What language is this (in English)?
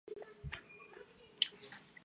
Chinese